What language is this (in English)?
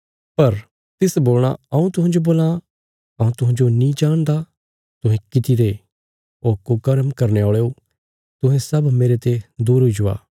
Bilaspuri